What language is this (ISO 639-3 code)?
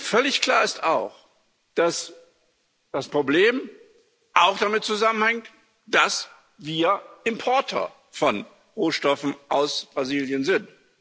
deu